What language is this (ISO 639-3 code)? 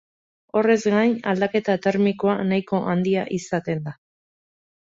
eus